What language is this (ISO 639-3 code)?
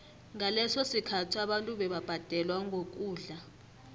nbl